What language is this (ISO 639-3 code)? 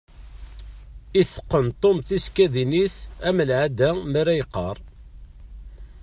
kab